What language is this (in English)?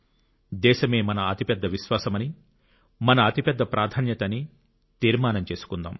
Telugu